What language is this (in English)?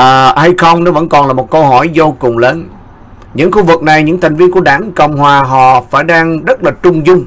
Vietnamese